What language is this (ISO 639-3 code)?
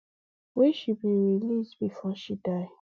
pcm